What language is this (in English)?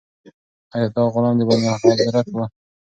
Pashto